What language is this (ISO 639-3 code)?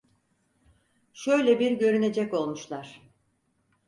tur